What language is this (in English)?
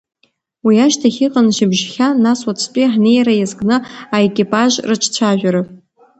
Abkhazian